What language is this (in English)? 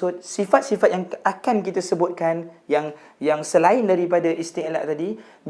Malay